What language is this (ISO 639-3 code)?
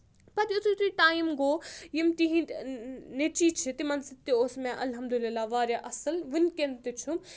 kas